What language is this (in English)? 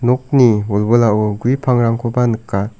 Garo